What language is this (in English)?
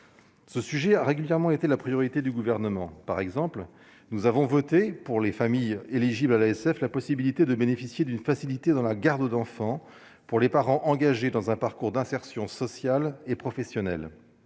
French